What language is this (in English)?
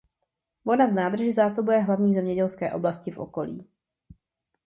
Czech